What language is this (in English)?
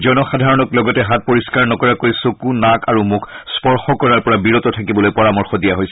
Assamese